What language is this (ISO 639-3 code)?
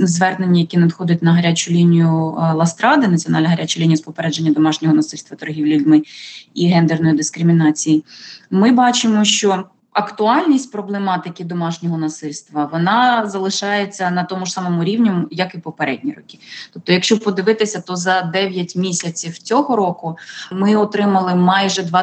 ukr